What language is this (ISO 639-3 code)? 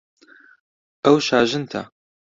ckb